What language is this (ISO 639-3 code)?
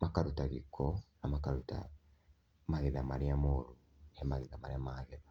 kik